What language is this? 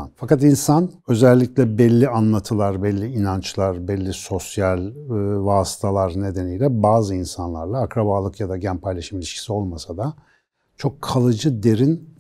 Turkish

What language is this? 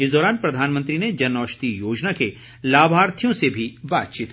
Hindi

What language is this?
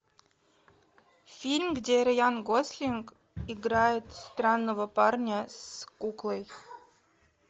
Russian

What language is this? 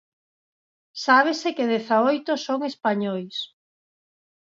Galician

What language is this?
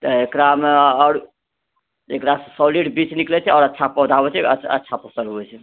Maithili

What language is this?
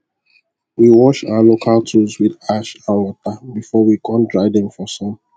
Nigerian Pidgin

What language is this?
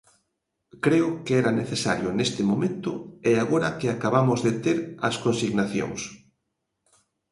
Galician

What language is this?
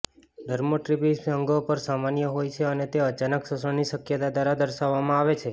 Gujarati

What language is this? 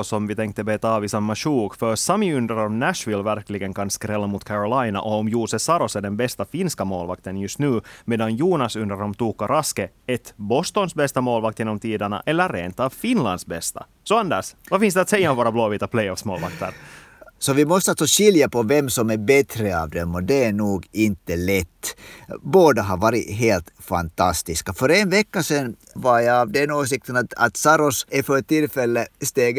Swedish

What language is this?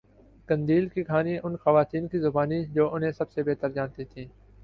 Urdu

